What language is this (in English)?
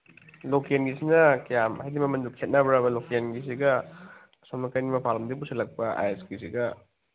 Manipuri